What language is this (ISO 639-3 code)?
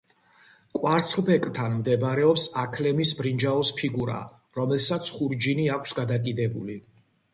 kat